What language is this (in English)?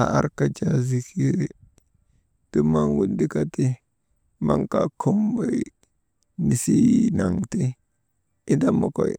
Maba